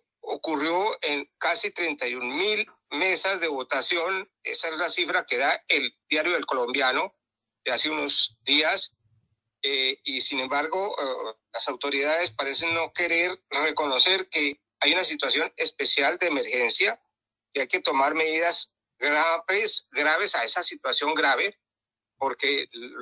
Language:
Spanish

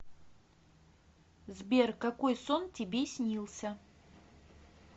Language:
Russian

